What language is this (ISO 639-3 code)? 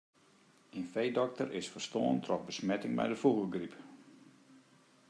fry